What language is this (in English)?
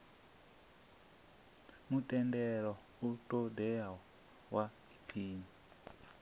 Venda